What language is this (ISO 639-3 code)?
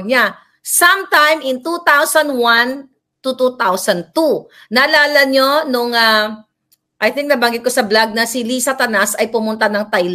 fil